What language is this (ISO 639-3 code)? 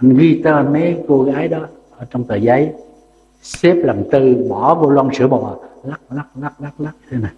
vie